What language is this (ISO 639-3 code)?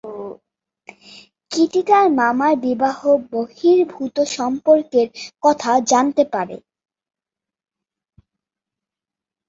ben